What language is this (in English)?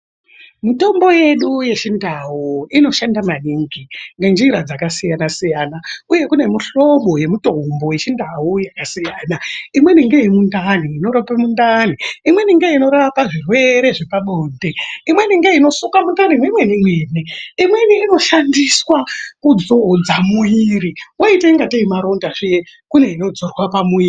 Ndau